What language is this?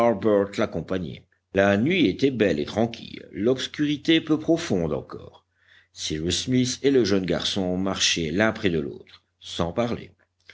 French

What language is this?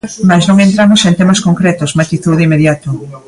Galician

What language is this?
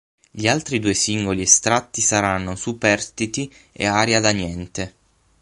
Italian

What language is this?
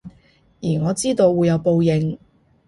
Cantonese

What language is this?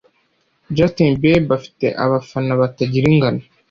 Kinyarwanda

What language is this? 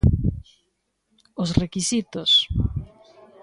Galician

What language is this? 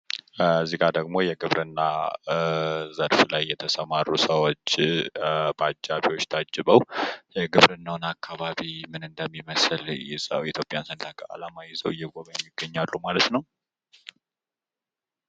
Amharic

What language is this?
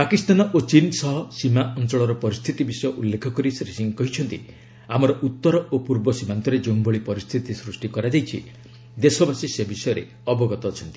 Odia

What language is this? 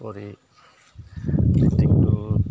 Assamese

